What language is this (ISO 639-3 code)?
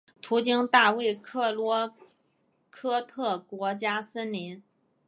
zho